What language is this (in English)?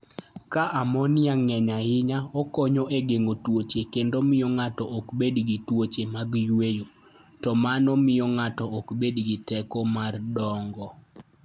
Luo (Kenya and Tanzania)